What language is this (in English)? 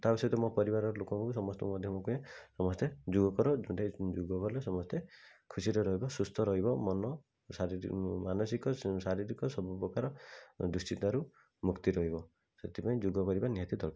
Odia